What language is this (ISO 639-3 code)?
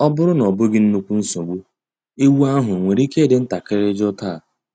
ibo